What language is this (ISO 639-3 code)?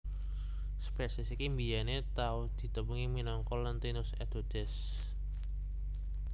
jav